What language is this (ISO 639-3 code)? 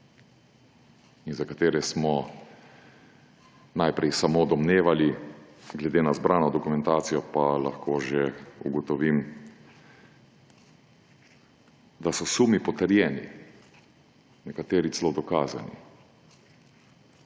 slv